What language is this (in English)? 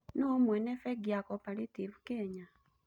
Kikuyu